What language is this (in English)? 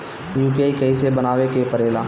Bhojpuri